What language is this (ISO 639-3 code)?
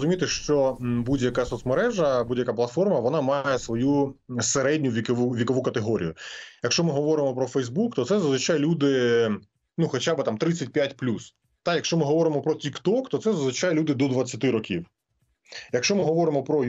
ukr